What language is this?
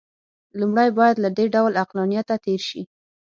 Pashto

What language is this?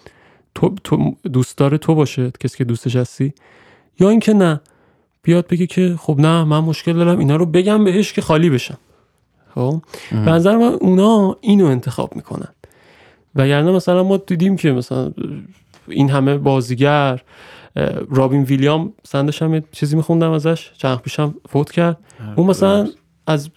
Persian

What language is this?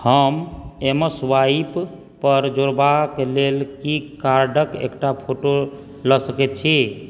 Maithili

